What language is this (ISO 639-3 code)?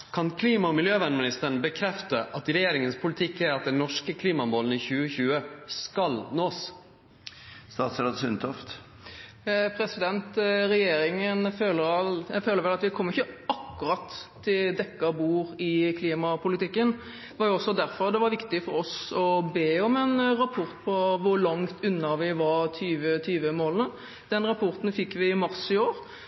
nor